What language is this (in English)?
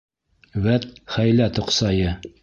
Bashkir